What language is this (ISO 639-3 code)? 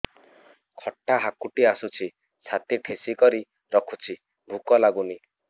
ori